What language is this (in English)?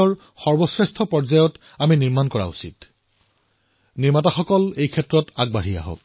Assamese